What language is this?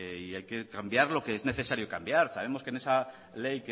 Spanish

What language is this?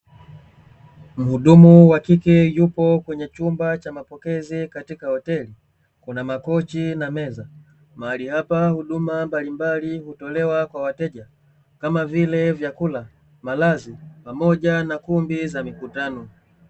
Swahili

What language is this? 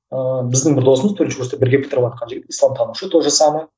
Kazakh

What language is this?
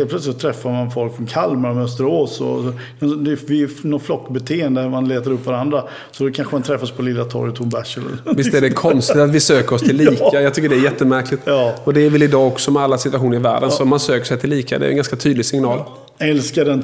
Swedish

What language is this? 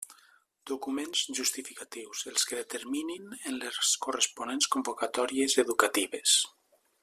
Catalan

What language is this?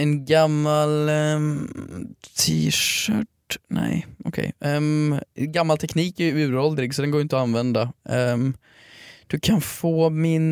Swedish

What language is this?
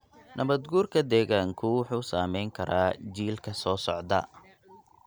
Somali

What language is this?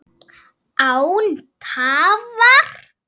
Icelandic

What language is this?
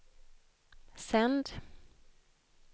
Swedish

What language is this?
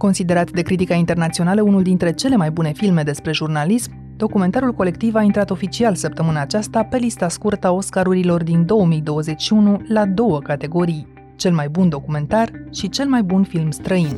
Romanian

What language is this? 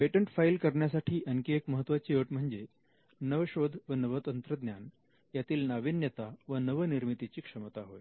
Marathi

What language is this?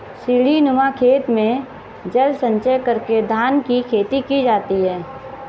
Hindi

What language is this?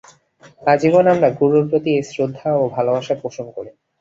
Bangla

